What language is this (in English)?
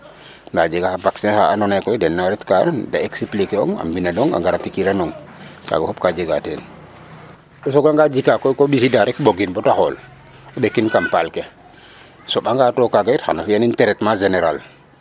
Serer